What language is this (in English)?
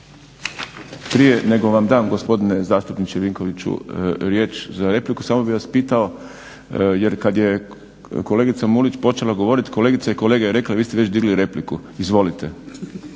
Croatian